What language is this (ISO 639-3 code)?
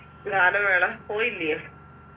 mal